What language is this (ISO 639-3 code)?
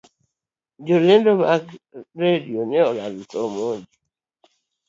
luo